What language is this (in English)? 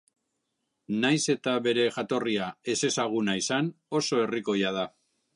Basque